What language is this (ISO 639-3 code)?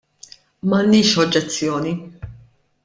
mlt